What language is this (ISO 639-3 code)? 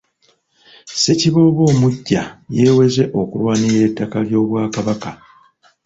lug